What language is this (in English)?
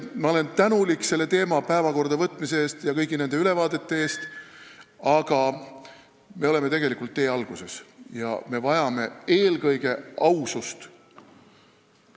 Estonian